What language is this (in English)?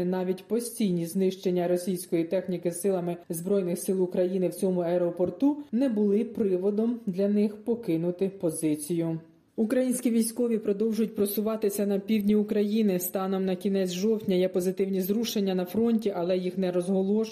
Ukrainian